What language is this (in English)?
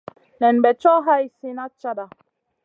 Masana